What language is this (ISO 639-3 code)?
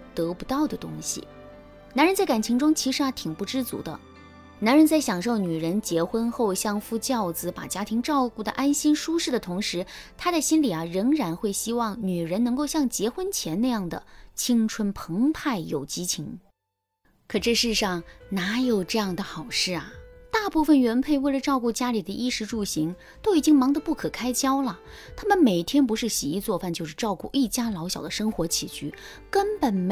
zho